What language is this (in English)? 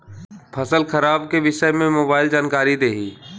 Bhojpuri